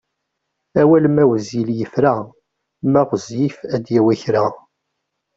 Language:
Kabyle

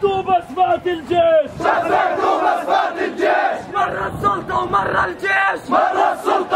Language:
Arabic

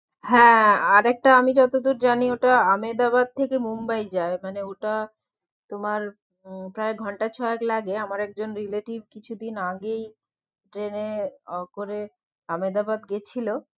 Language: Bangla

